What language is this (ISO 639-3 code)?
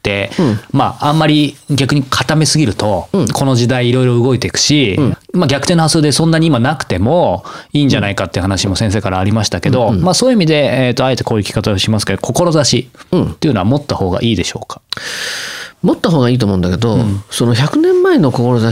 jpn